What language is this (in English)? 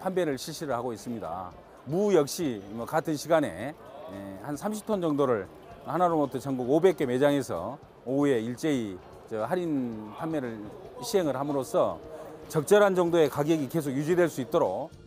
Korean